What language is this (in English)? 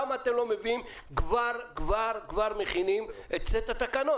Hebrew